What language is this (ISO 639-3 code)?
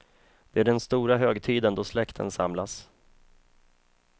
swe